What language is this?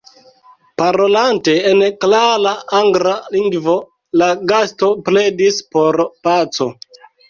Esperanto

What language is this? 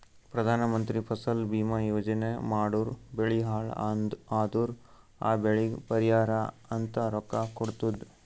Kannada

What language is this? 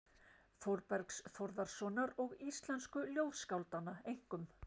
Icelandic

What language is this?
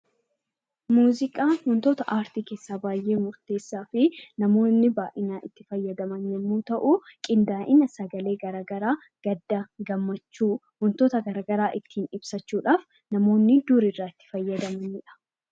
Oromo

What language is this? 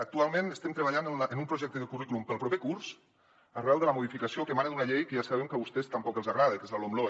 Catalan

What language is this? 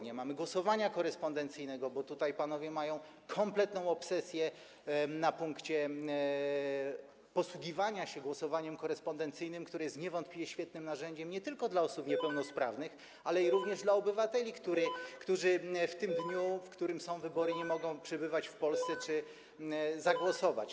Polish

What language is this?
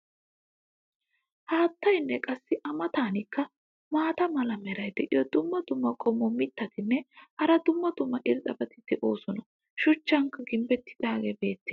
Wolaytta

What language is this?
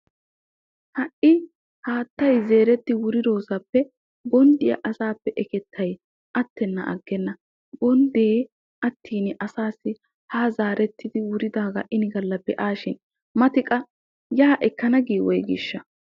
Wolaytta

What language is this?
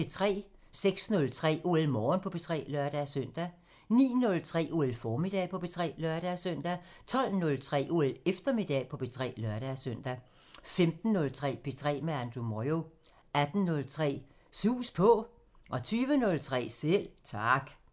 Danish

